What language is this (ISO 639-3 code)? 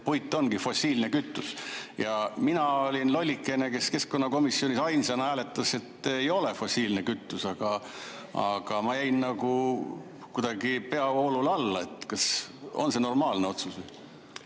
est